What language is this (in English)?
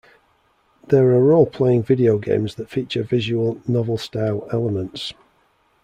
English